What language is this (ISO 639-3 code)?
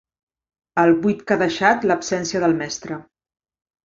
cat